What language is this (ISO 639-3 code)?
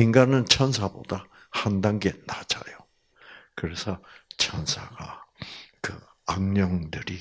kor